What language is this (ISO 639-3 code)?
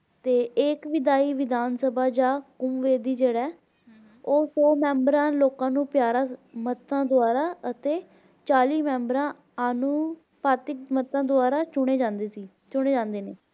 pan